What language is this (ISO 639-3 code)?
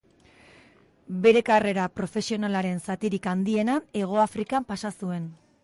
eus